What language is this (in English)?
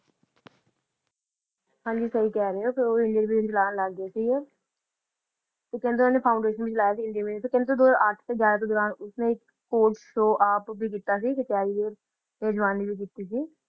Punjabi